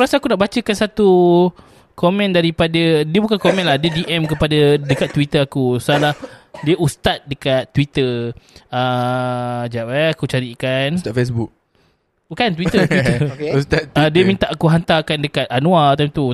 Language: Malay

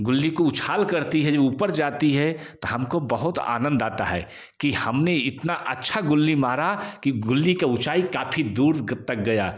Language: Hindi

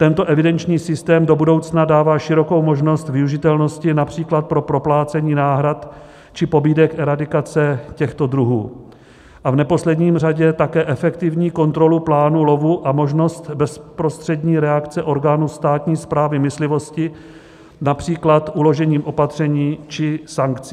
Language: Czech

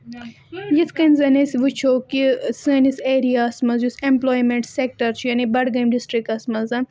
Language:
Kashmiri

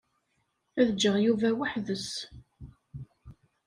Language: Kabyle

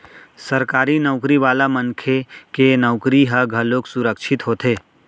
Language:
Chhattisgarhi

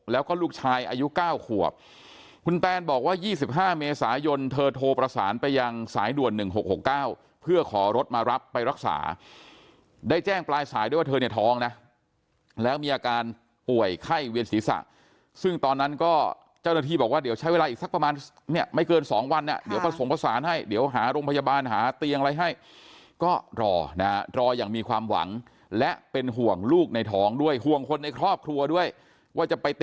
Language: Thai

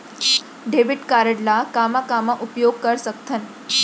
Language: Chhattisgarhi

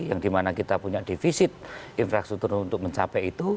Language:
Indonesian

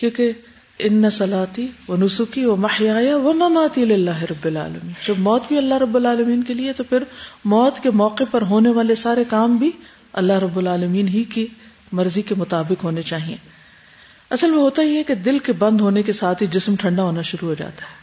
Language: Urdu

